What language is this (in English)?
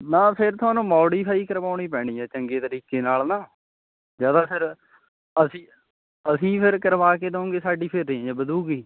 Punjabi